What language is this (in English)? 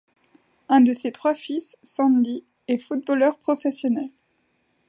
French